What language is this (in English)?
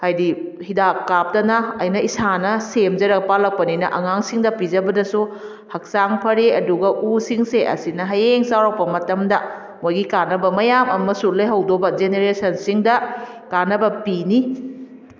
Manipuri